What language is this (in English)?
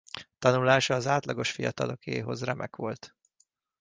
Hungarian